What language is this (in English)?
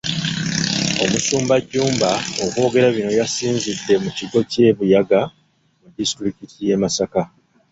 Ganda